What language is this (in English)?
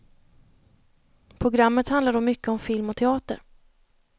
Swedish